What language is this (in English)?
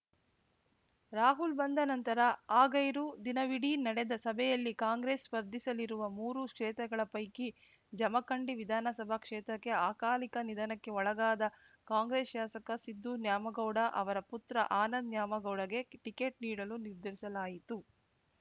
Kannada